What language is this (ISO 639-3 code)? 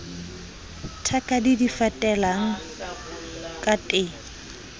sot